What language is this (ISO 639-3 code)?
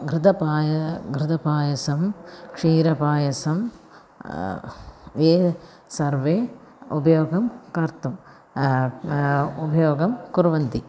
san